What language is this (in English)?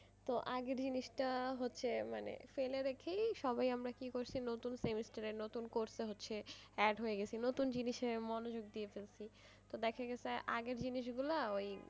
Bangla